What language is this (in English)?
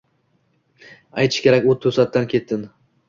Uzbek